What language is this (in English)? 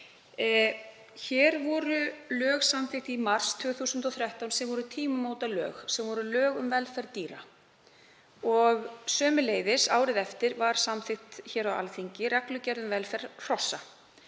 Icelandic